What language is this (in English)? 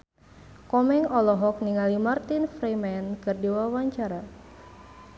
Sundanese